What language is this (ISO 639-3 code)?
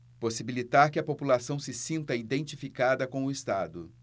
por